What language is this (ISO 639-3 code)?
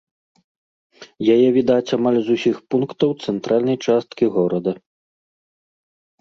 bel